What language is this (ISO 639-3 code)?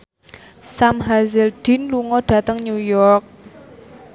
jav